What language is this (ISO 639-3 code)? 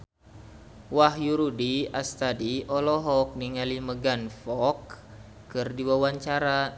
sun